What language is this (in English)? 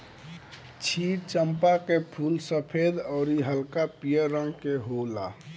Bhojpuri